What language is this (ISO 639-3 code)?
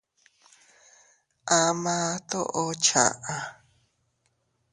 cut